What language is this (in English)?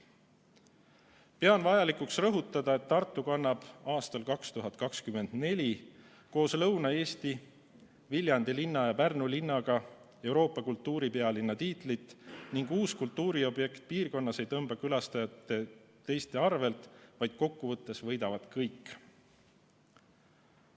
Estonian